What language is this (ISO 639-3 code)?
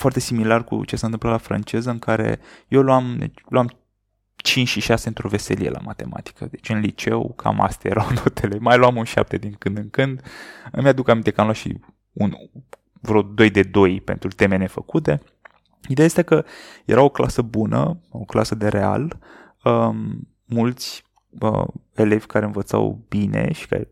ron